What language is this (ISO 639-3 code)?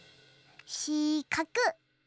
jpn